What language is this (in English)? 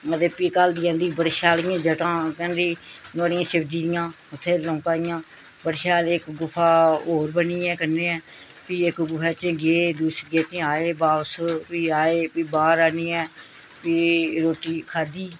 Dogri